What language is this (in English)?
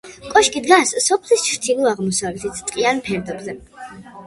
Georgian